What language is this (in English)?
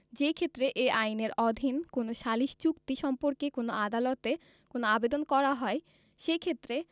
Bangla